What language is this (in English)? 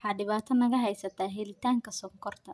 Somali